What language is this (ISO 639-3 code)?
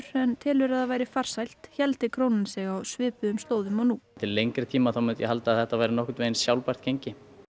isl